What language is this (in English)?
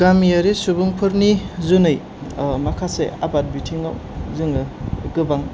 Bodo